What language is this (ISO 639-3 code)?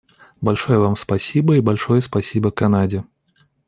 rus